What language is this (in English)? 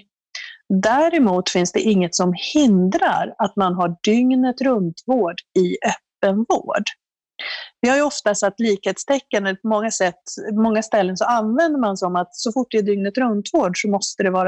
Swedish